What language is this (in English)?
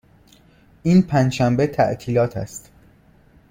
Persian